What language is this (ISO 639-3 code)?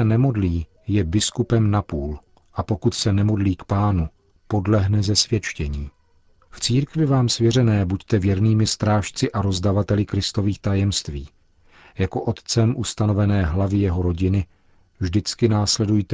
ces